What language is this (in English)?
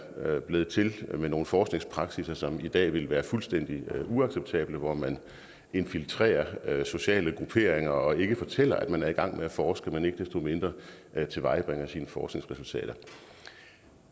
Danish